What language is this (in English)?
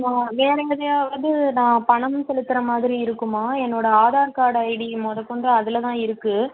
Tamil